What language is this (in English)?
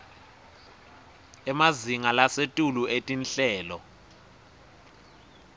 Swati